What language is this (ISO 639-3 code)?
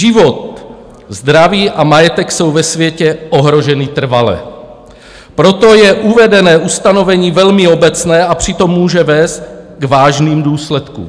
ces